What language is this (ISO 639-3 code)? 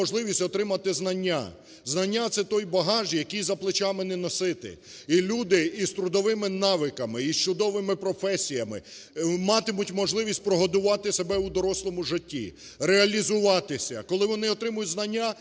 ukr